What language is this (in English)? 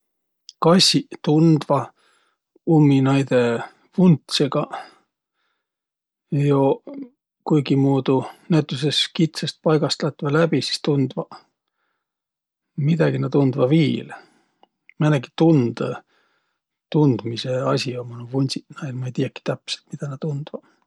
Võro